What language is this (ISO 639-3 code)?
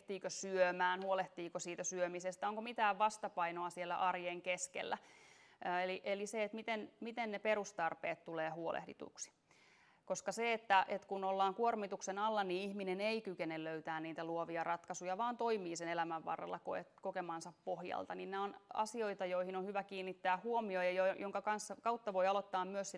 fin